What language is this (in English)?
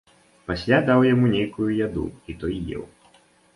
Belarusian